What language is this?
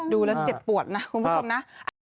Thai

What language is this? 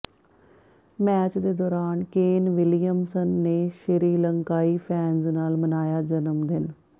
Punjabi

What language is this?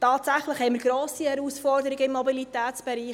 Swiss German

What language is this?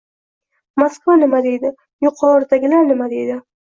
Uzbek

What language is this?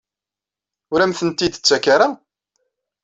Kabyle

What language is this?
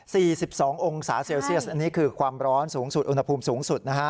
Thai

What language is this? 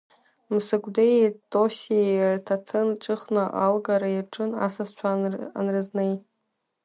Abkhazian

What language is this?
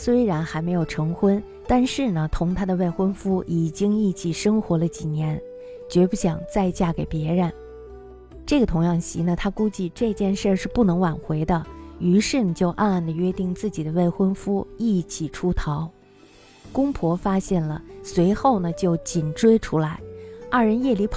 Chinese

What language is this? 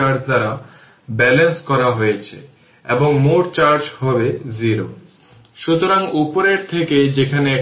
Bangla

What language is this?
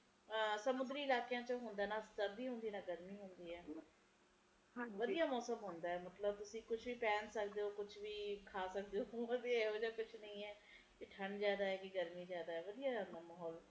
Punjabi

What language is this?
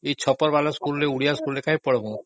Odia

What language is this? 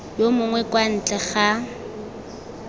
Tswana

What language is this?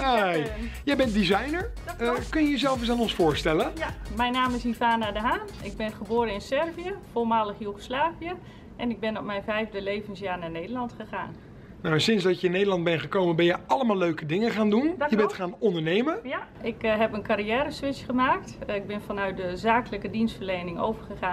Dutch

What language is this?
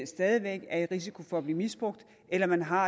Danish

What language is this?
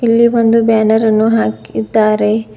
Kannada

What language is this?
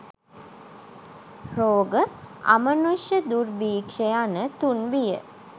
Sinhala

